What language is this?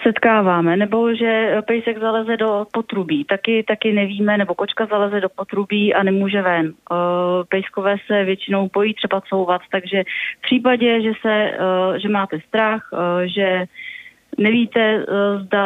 Czech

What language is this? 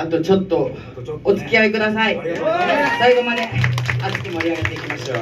Japanese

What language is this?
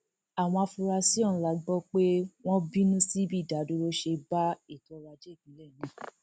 Yoruba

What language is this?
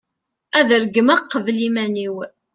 Kabyle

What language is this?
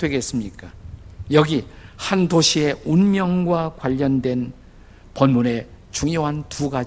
Korean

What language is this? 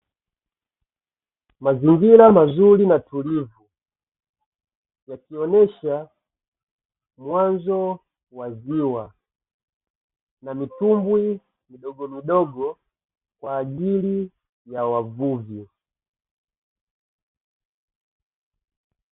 Swahili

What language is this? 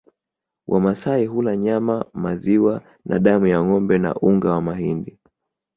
Swahili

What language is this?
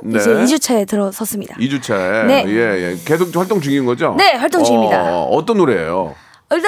Korean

